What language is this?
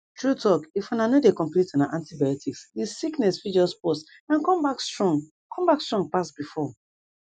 Nigerian Pidgin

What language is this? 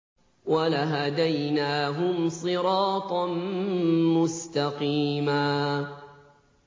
Arabic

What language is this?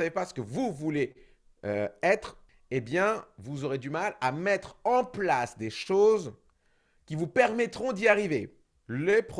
French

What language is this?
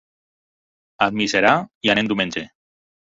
Catalan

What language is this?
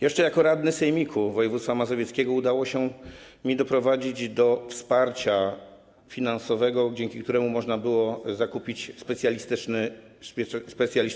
Polish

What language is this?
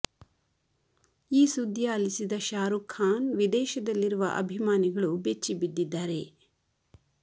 Kannada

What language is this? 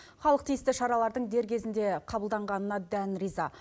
Kazakh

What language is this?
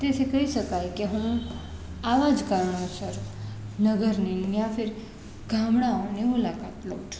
Gujarati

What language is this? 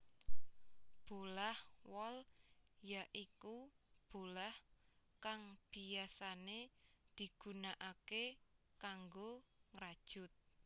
Javanese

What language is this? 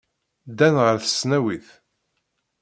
Kabyle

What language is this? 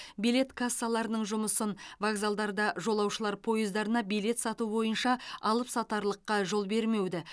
Kazakh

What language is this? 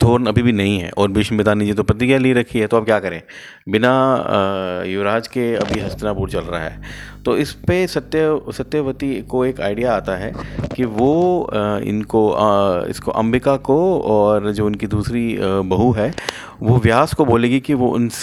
Hindi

